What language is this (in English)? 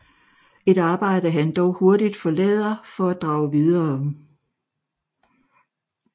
Danish